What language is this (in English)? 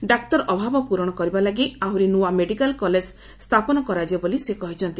Odia